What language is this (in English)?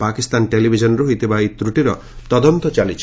Odia